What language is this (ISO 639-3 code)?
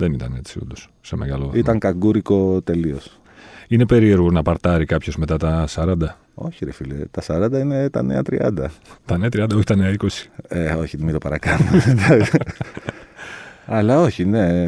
ell